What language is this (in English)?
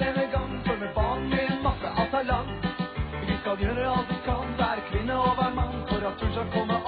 Norwegian